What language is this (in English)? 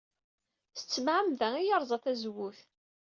Kabyle